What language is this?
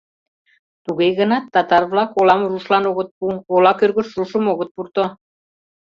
Mari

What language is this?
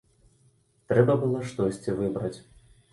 Belarusian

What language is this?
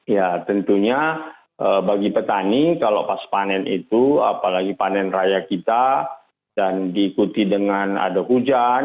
Indonesian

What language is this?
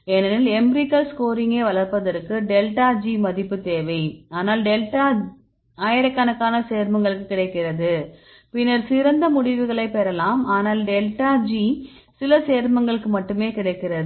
Tamil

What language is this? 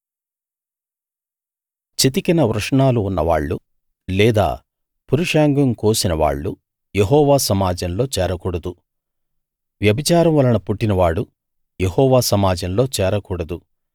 Telugu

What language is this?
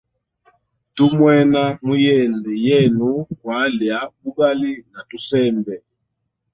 Hemba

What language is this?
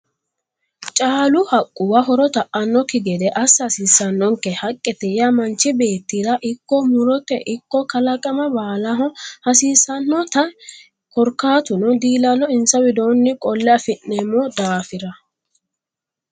Sidamo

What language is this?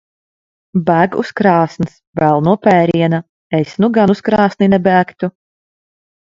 Latvian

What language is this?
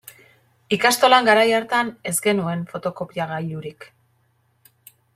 Basque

